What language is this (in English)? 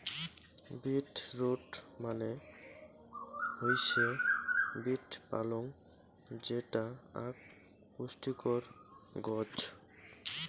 Bangla